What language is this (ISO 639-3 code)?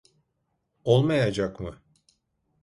tur